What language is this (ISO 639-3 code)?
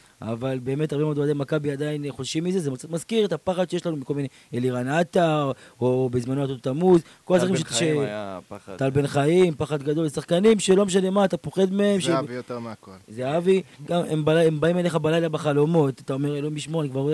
heb